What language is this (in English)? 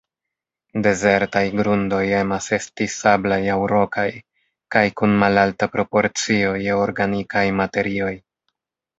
Esperanto